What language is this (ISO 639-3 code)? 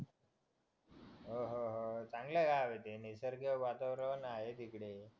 mar